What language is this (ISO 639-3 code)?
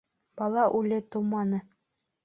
bak